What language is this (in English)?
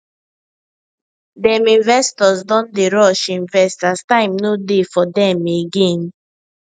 Nigerian Pidgin